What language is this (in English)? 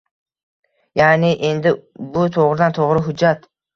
Uzbek